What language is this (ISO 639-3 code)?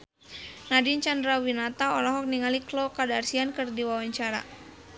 sun